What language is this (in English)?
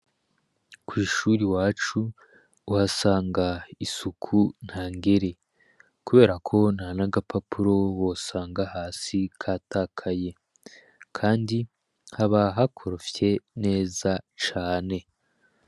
Rundi